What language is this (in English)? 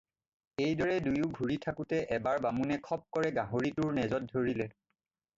Assamese